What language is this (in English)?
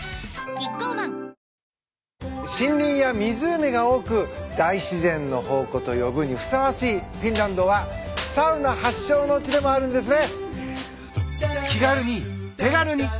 Japanese